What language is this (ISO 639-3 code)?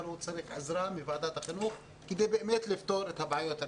heb